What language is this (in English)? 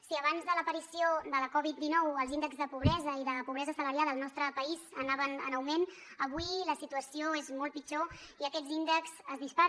Catalan